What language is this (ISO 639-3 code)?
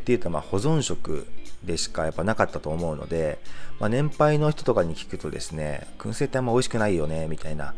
jpn